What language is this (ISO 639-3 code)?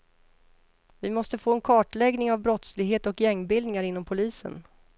swe